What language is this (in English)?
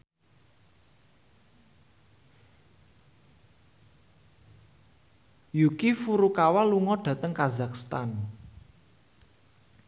Javanese